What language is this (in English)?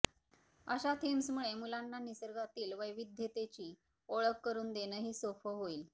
Marathi